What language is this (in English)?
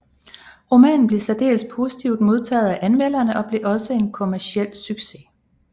Danish